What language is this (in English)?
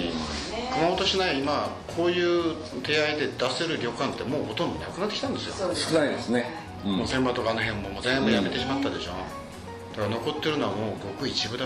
Japanese